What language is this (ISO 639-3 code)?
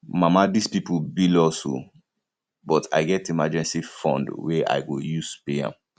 pcm